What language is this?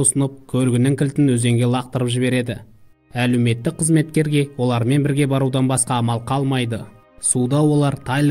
Russian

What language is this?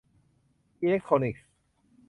Thai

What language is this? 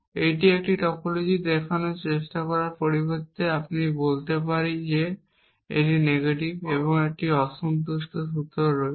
Bangla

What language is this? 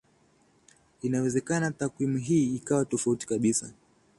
Swahili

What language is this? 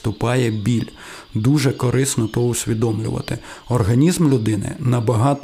Ukrainian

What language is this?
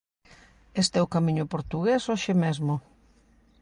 Galician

